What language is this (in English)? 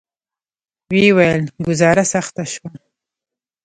Pashto